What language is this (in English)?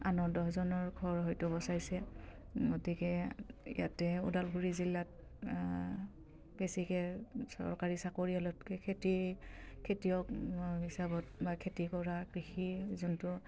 Assamese